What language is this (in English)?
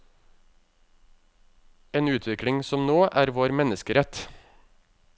Norwegian